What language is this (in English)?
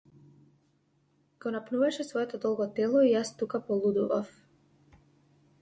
Macedonian